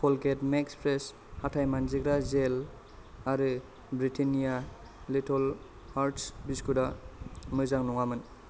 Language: Bodo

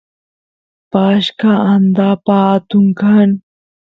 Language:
Santiago del Estero Quichua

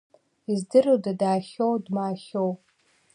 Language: Abkhazian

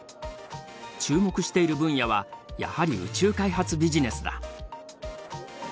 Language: Japanese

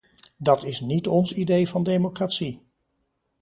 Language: Dutch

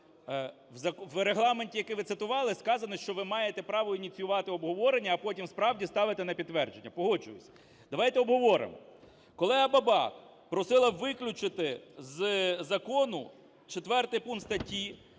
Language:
Ukrainian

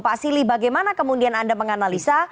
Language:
Indonesian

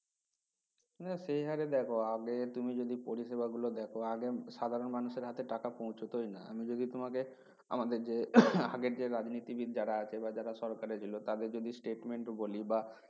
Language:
Bangla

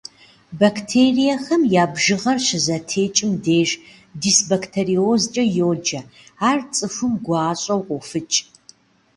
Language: Kabardian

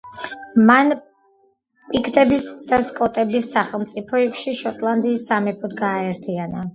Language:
Georgian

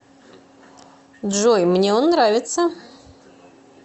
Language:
Russian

